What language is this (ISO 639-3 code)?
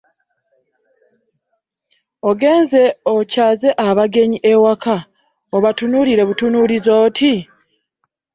lug